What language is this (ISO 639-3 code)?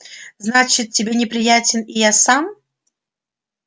rus